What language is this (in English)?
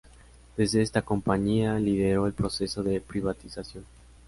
Spanish